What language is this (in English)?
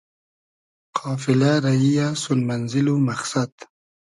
Hazaragi